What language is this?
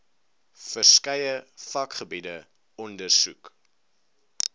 Afrikaans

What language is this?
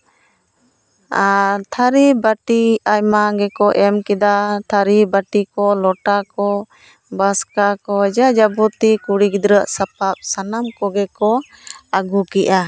Santali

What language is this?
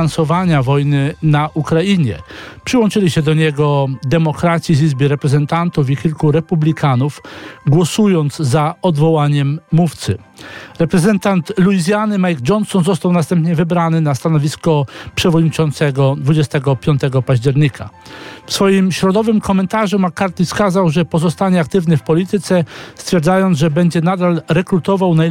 Polish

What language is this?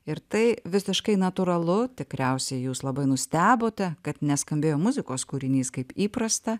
Lithuanian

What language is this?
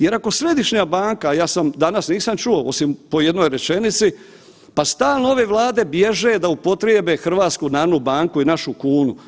Croatian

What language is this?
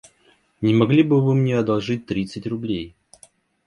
Russian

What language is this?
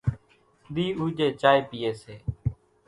Kachi Koli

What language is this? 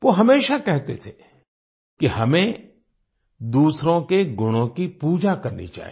Hindi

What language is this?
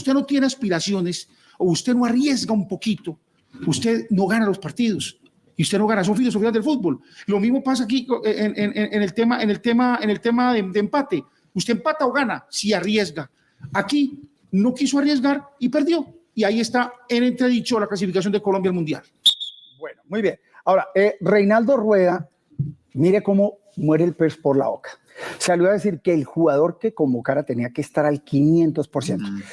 Spanish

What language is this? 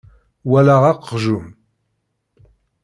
Kabyle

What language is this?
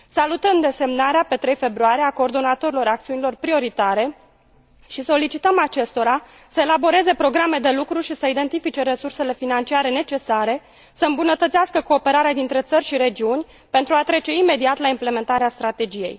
Romanian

